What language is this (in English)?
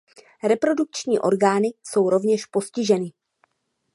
Czech